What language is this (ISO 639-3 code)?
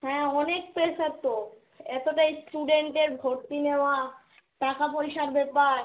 ben